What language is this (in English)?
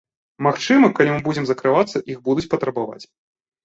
Belarusian